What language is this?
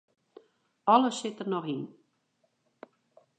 Western Frisian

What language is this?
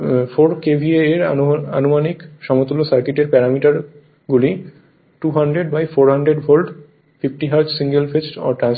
Bangla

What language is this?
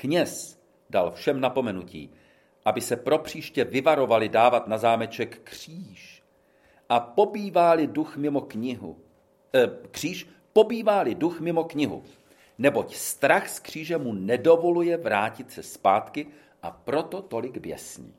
Czech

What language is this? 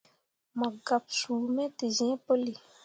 Mundang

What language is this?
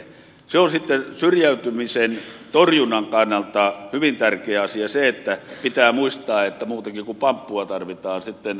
Finnish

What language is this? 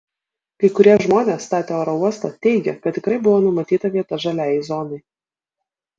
Lithuanian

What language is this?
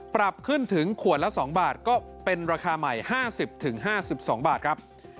Thai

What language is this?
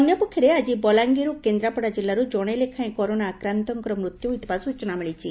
Odia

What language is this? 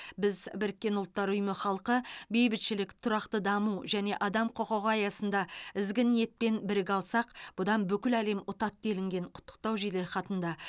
Kazakh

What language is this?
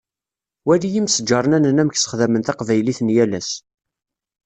Kabyle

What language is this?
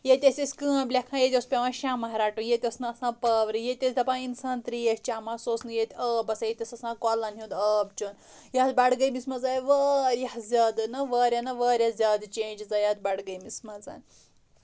Kashmiri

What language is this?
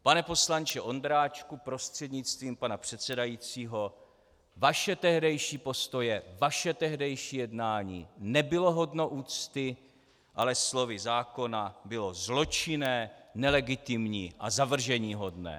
Czech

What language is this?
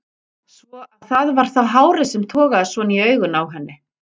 Icelandic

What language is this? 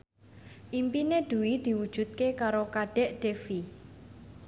Javanese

